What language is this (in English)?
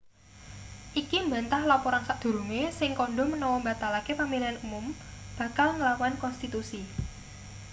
Javanese